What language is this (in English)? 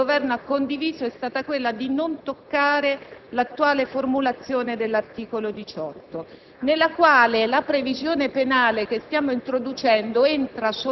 Italian